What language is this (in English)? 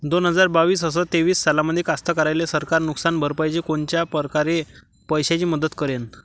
Marathi